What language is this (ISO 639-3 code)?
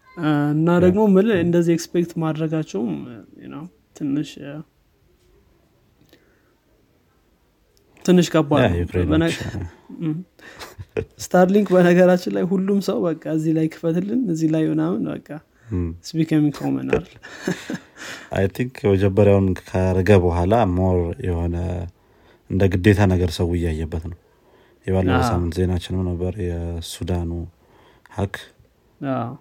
amh